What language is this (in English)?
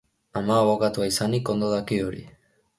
Basque